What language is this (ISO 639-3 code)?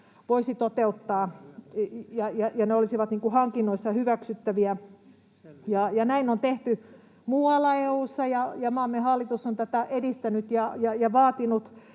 fin